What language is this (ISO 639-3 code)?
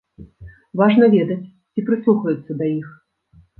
bel